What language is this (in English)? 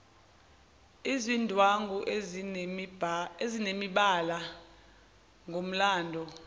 Zulu